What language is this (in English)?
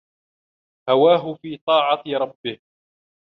Arabic